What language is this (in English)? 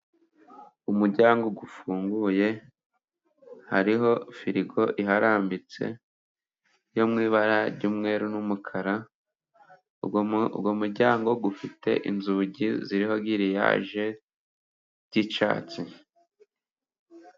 Kinyarwanda